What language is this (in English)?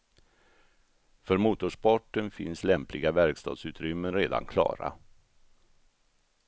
Swedish